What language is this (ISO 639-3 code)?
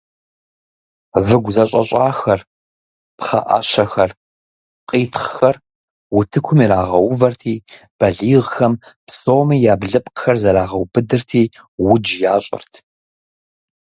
kbd